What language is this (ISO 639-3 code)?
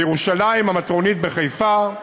heb